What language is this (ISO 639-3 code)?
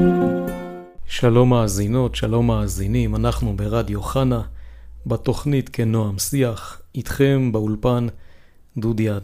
heb